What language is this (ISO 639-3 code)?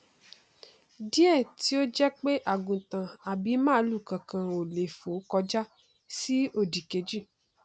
yor